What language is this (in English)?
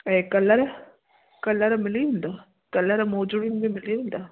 Sindhi